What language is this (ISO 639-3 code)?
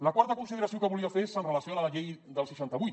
cat